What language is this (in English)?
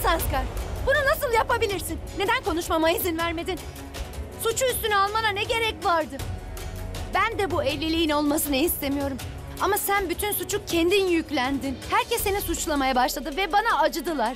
Turkish